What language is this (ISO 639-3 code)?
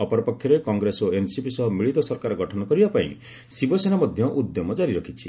ori